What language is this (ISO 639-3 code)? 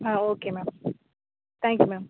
tam